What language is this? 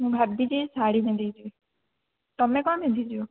Odia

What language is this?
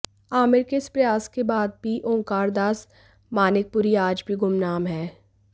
Hindi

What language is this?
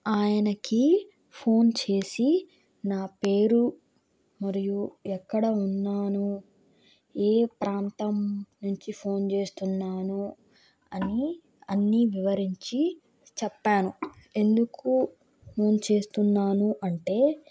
Telugu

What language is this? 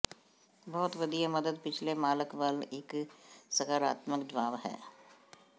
Punjabi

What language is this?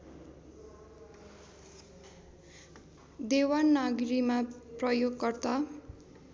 Nepali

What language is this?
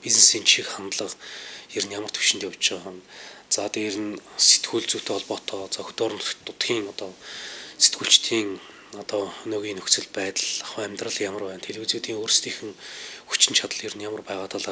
Romanian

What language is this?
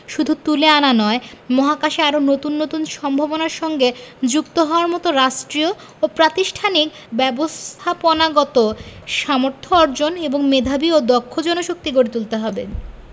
Bangla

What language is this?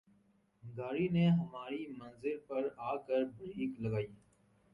Urdu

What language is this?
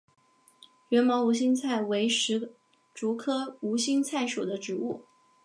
Chinese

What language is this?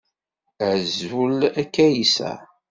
Kabyle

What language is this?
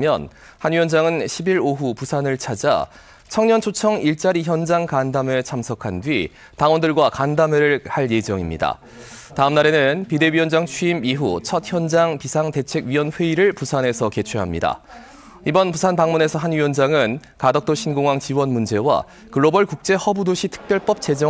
Korean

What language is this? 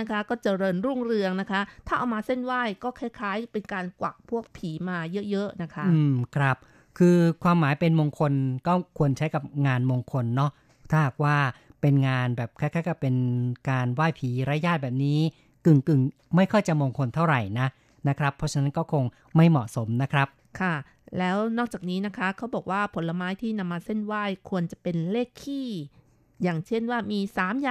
Thai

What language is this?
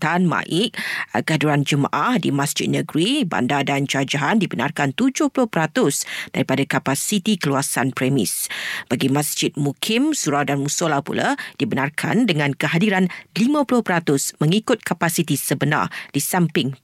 Malay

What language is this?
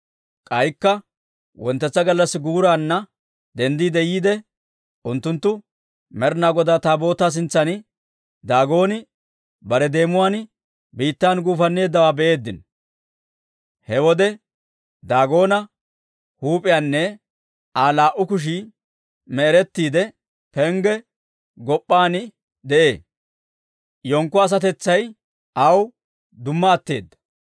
Dawro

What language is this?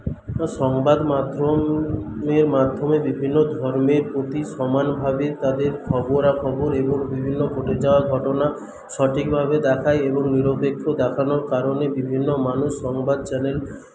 Bangla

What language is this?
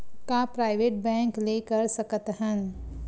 Chhattisgarhi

